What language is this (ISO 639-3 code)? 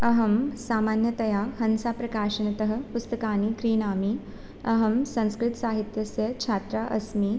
san